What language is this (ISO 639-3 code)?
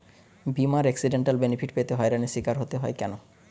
ben